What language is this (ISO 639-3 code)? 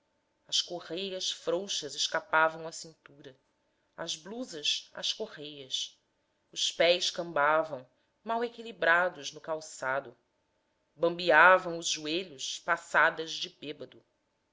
por